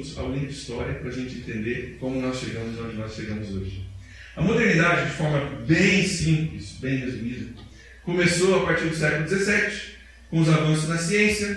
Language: Portuguese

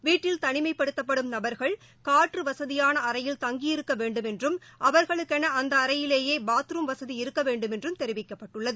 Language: Tamil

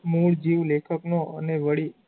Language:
Gujarati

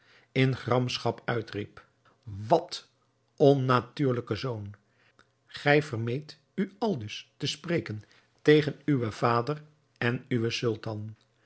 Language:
Dutch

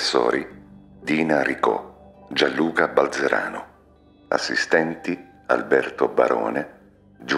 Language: Italian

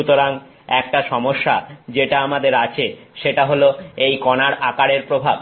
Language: Bangla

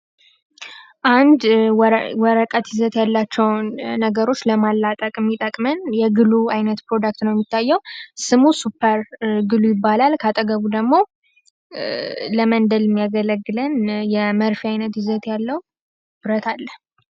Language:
Amharic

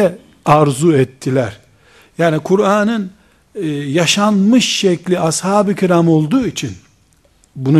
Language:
Turkish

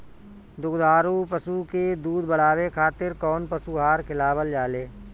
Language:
Bhojpuri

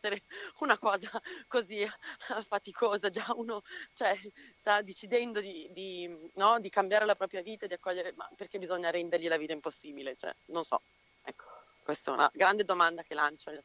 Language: Italian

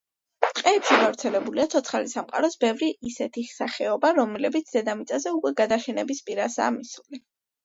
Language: Georgian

